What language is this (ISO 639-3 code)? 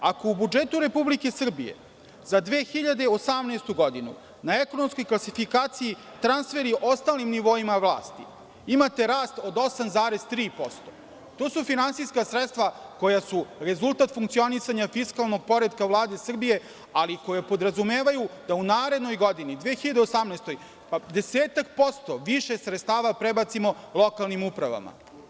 srp